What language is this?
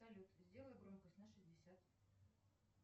Russian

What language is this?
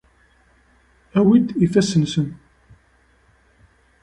Kabyle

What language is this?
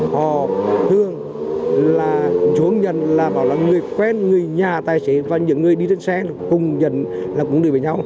Vietnamese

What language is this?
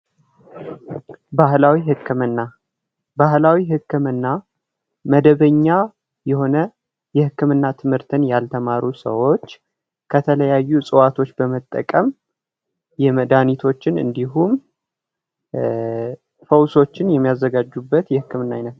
Amharic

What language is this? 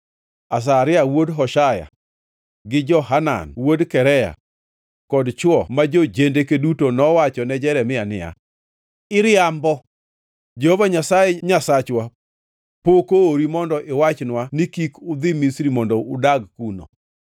Luo (Kenya and Tanzania)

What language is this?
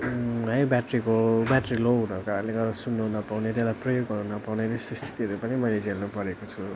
Nepali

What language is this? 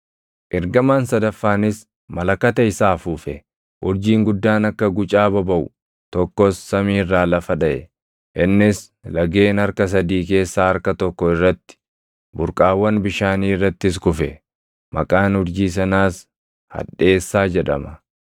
Oromo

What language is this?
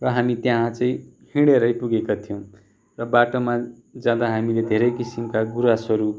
Nepali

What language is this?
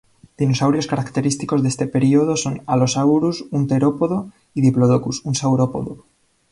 Spanish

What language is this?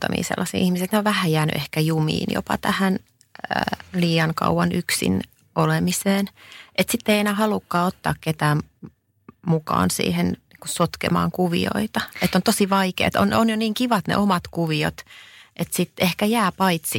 Finnish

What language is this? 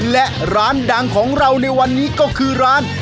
Thai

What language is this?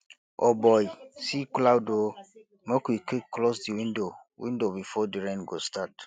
Nigerian Pidgin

